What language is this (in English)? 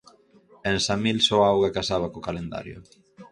Galician